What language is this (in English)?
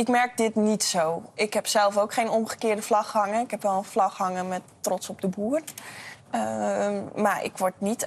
Dutch